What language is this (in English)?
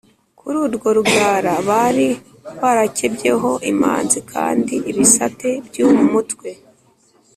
Kinyarwanda